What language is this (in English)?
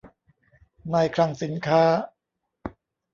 Thai